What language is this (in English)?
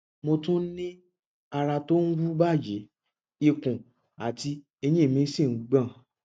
Yoruba